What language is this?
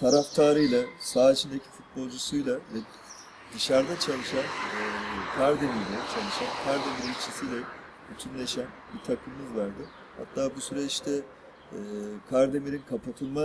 Turkish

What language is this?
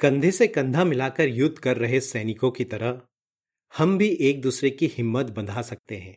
Hindi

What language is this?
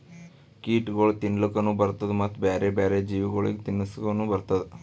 Kannada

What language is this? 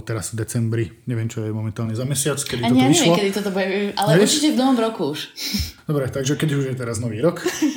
Slovak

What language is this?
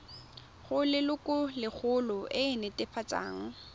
Tswana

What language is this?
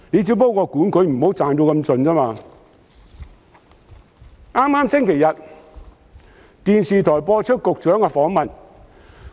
Cantonese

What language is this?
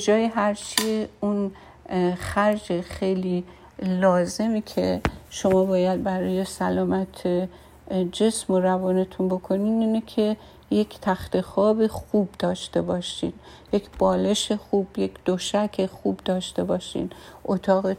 Persian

